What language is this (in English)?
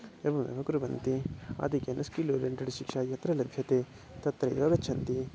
Sanskrit